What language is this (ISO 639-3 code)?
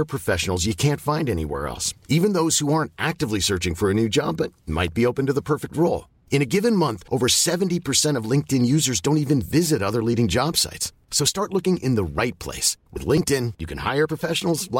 fil